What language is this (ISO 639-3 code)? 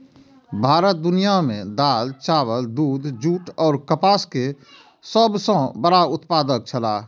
mai